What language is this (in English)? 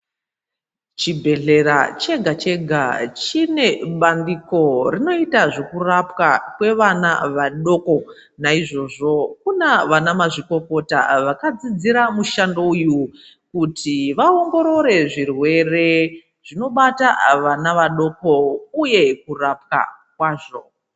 Ndau